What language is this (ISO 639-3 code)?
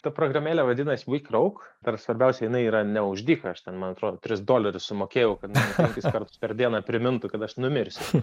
lit